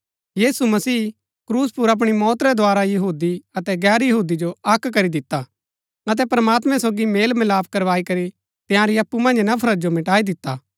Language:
Gaddi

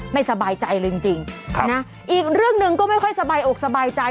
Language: Thai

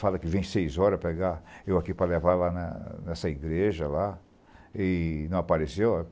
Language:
Portuguese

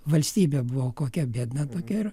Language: Lithuanian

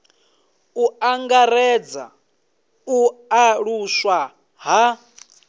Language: Venda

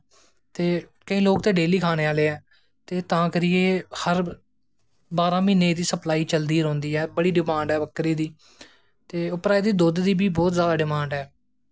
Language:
Dogri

